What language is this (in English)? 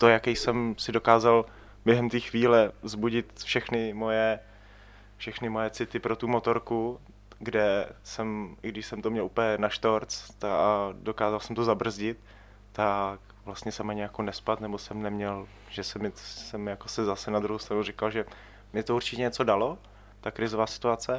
Czech